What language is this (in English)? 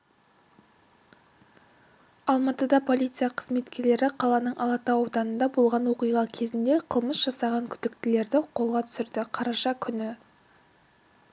Kazakh